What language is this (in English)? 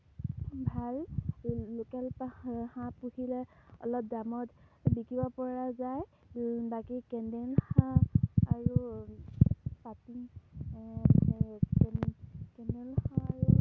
Assamese